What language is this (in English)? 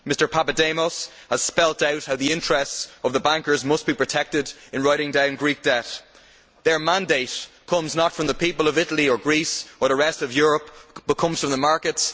English